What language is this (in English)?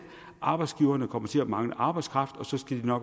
Danish